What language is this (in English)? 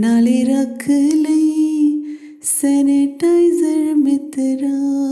Punjabi